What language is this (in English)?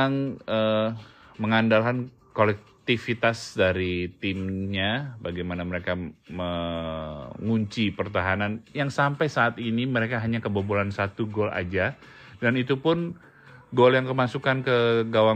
Indonesian